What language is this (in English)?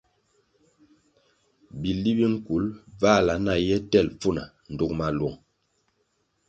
Kwasio